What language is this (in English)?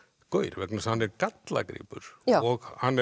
Icelandic